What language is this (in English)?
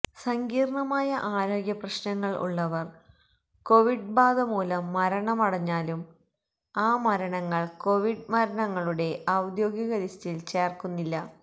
Malayalam